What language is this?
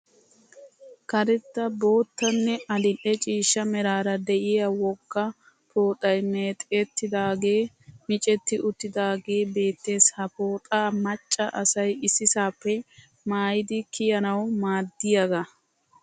Wolaytta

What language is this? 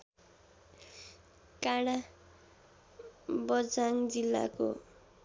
Nepali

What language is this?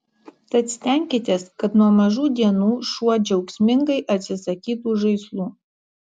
Lithuanian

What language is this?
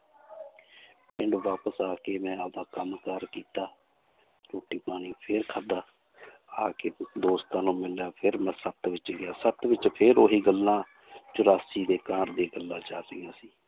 Punjabi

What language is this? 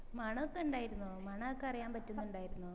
Malayalam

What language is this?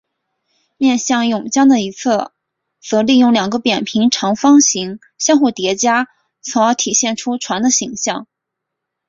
Chinese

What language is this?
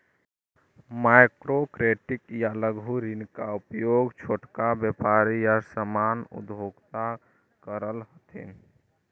Magahi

